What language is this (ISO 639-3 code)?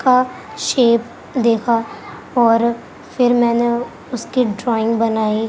urd